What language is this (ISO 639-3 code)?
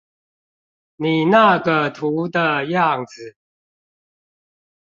zho